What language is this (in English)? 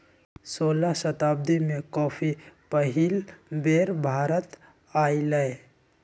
Magahi